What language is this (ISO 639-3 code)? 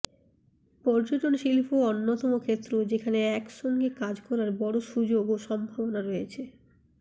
ben